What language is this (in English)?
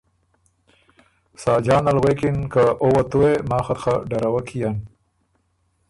Ormuri